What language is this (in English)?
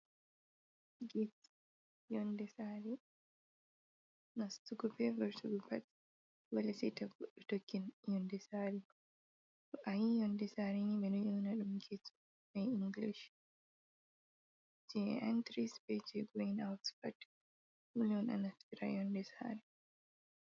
Fula